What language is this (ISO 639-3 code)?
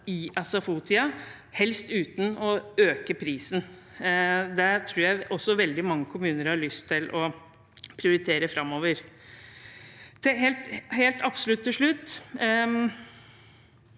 nor